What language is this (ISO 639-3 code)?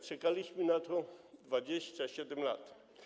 pol